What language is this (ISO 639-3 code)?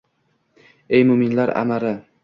uzb